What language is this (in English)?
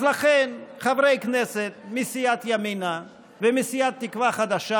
Hebrew